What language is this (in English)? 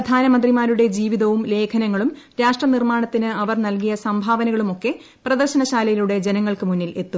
Malayalam